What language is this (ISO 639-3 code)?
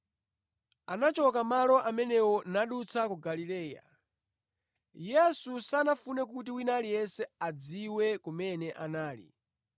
nya